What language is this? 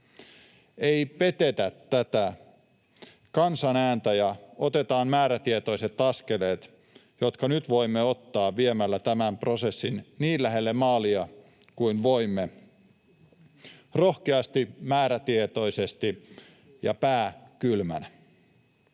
Finnish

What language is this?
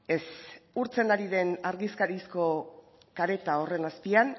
Basque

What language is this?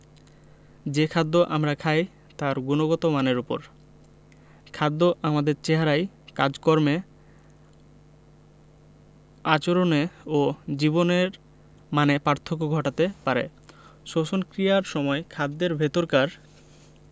Bangla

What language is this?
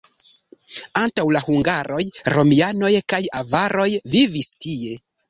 Esperanto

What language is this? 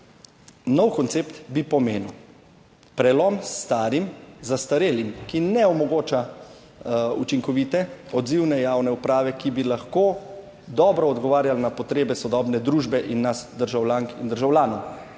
Slovenian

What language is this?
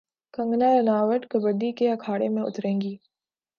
Urdu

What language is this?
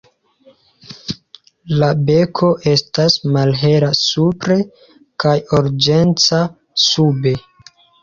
Esperanto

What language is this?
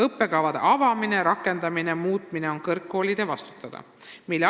Estonian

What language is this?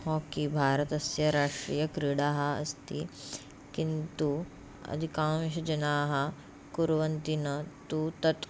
Sanskrit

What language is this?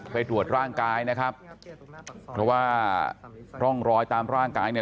Thai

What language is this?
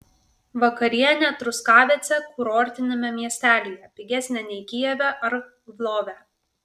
Lithuanian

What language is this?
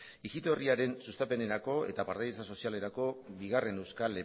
Basque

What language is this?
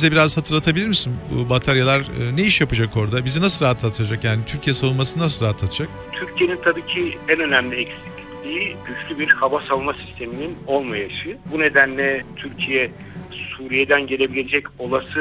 Turkish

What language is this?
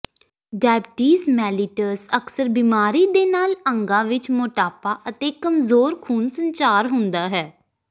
Punjabi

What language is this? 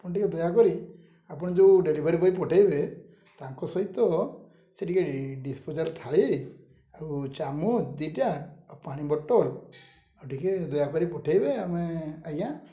Odia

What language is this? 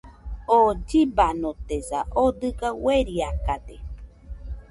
Nüpode Huitoto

